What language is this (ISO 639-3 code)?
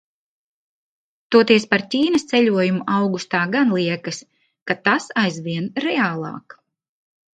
lav